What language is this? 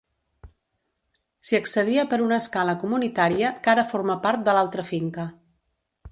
Catalan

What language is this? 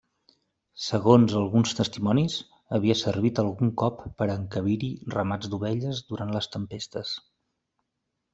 Catalan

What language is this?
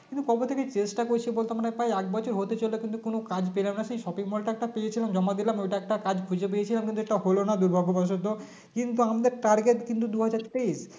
Bangla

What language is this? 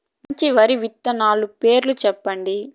Telugu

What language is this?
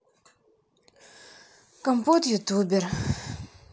Russian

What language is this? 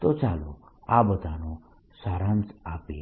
Gujarati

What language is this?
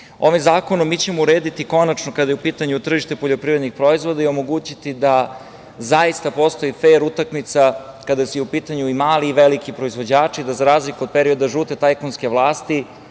Serbian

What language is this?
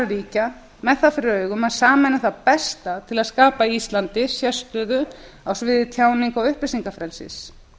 Icelandic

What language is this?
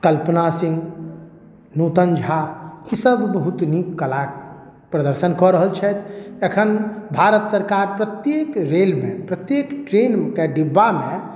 Maithili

